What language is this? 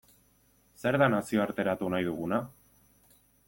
Basque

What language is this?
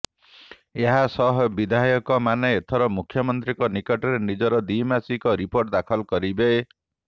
Odia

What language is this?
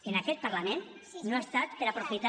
Catalan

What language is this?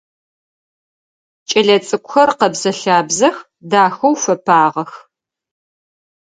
Adyghe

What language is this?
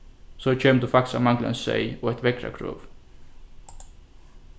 Faroese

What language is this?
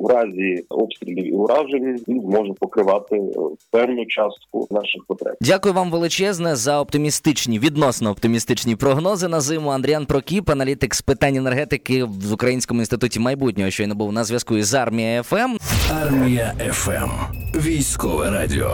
Ukrainian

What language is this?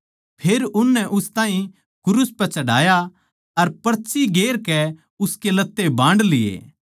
Haryanvi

